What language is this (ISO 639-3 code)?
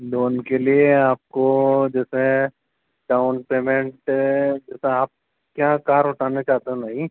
hin